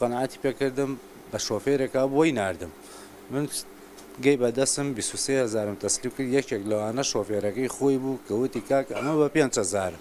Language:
Arabic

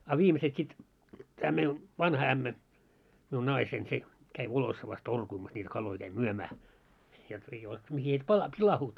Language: Finnish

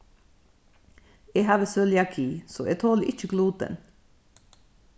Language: Faroese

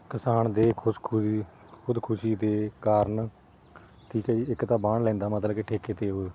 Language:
Punjabi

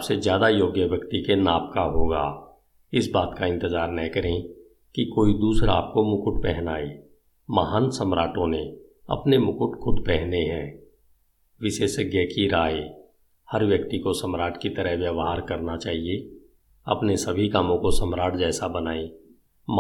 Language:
Hindi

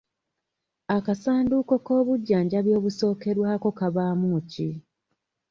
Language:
Ganda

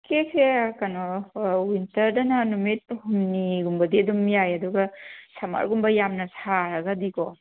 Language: Manipuri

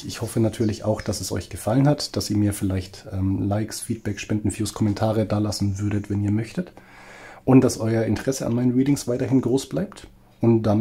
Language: German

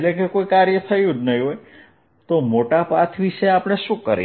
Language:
Gujarati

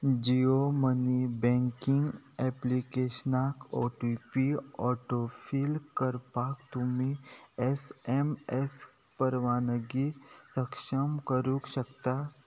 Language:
Konkani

